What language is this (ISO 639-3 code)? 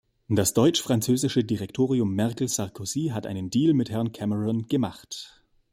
deu